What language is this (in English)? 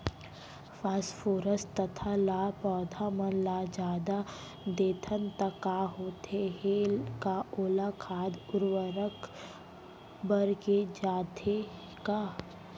Chhattisgarhi